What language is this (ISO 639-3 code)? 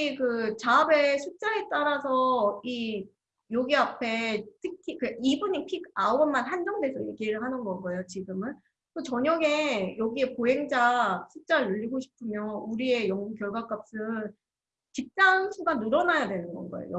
kor